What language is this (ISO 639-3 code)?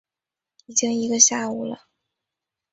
zho